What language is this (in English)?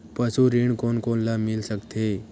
Chhattisgarhi